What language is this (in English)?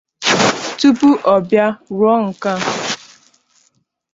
Igbo